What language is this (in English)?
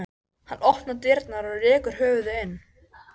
Icelandic